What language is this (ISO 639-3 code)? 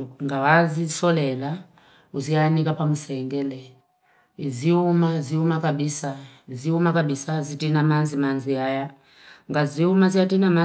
fip